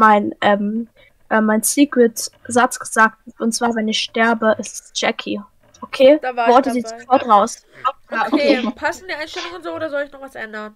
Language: German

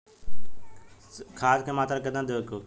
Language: Bhojpuri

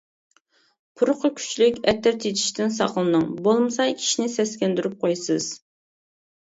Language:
Uyghur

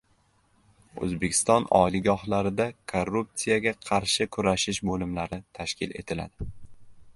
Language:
Uzbek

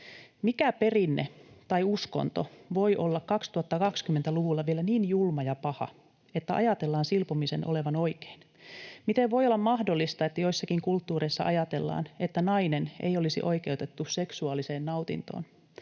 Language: Finnish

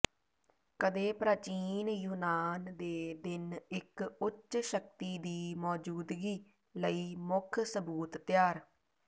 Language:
Punjabi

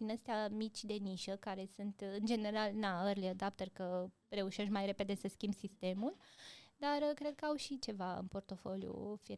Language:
Romanian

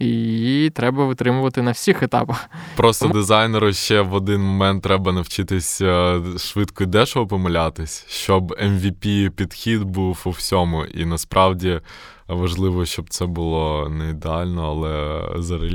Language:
Ukrainian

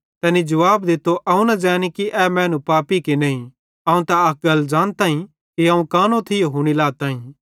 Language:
Bhadrawahi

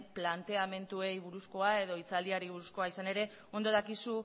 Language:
Basque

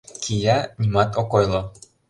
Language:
Mari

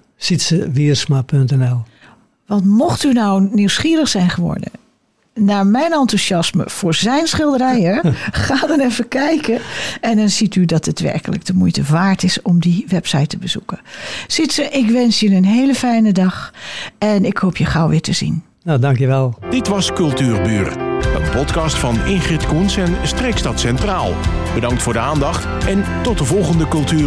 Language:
Dutch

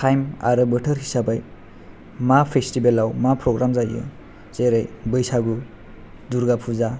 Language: Bodo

